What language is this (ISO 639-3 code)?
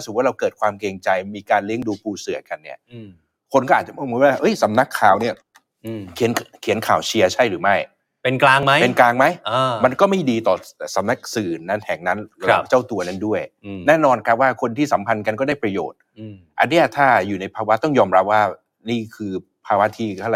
tha